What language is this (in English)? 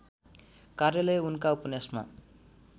Nepali